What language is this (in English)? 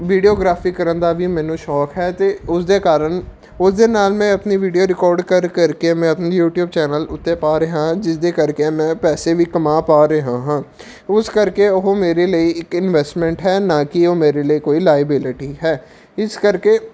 Punjabi